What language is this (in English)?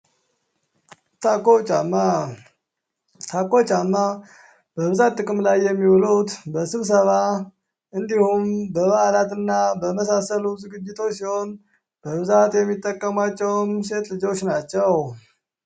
Amharic